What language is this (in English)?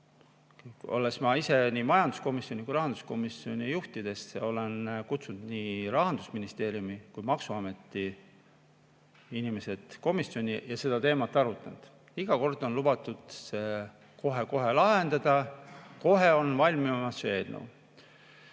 Estonian